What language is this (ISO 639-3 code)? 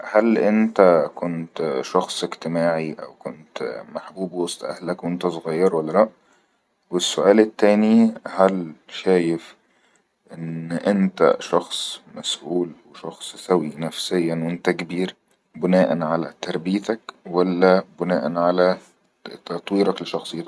arz